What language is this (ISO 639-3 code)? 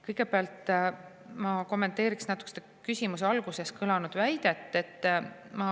est